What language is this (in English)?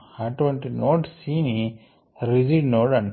Telugu